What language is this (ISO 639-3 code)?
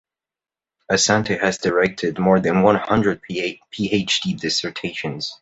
eng